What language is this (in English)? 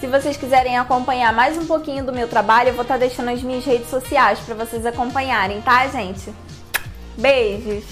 Portuguese